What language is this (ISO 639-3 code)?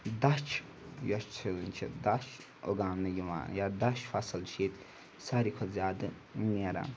kas